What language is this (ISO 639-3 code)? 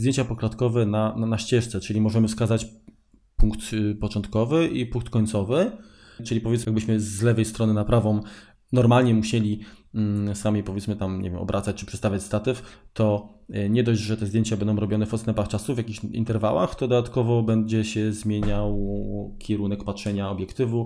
pol